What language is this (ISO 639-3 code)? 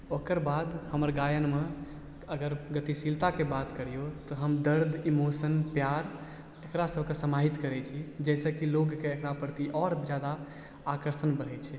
mai